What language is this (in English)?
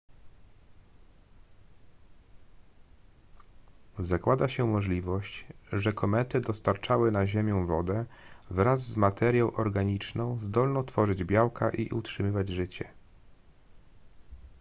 Polish